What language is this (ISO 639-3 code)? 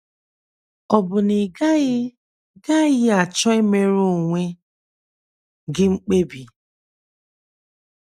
ibo